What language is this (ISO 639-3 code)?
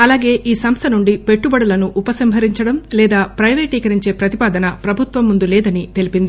tel